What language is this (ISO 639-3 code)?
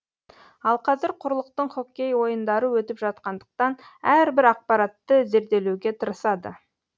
kaz